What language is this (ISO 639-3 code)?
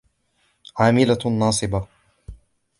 ara